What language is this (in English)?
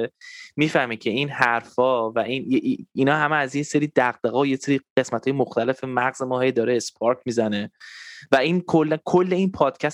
Persian